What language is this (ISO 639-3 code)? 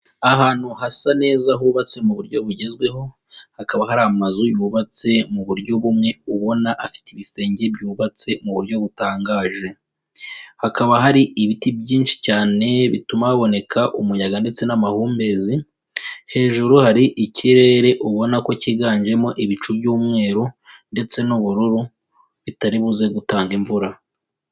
kin